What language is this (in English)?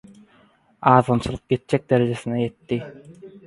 Turkmen